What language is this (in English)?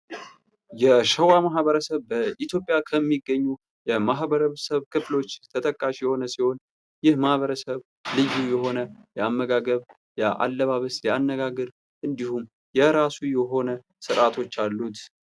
Amharic